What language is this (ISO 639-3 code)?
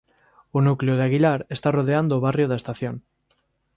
glg